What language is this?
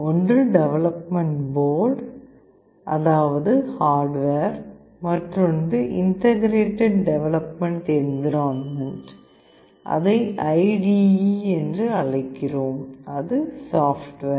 Tamil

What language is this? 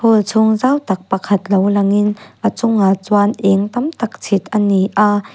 Mizo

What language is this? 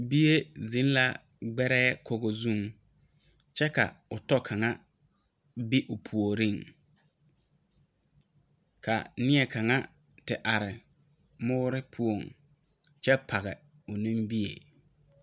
Southern Dagaare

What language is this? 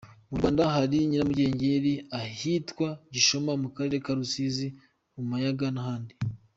Kinyarwanda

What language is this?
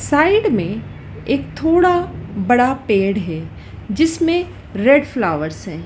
Hindi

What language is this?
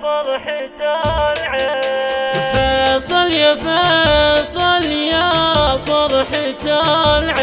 Arabic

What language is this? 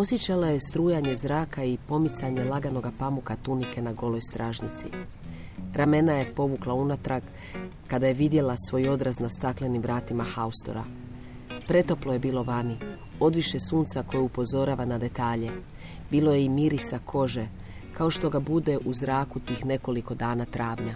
Croatian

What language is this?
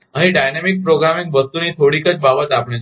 Gujarati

